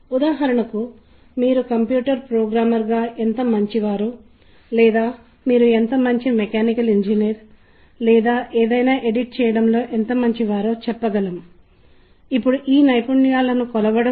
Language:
Telugu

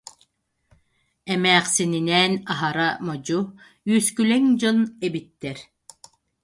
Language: Yakut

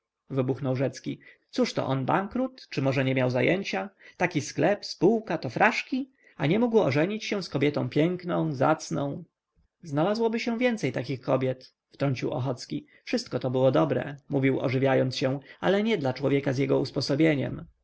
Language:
Polish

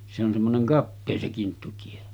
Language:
Finnish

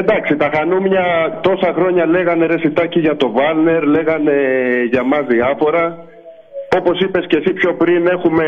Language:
Greek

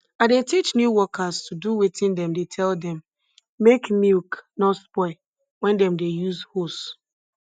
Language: Nigerian Pidgin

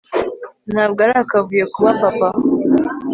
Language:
Kinyarwanda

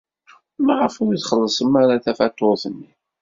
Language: Kabyle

